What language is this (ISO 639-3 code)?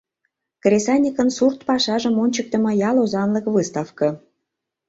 chm